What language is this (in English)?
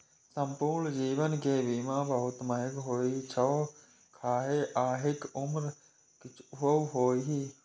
Maithili